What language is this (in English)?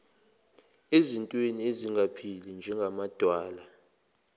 Zulu